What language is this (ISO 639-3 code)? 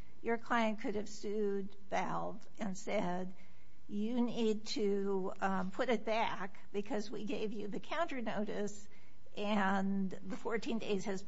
eng